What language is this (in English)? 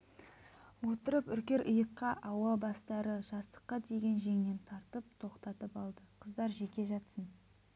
Kazakh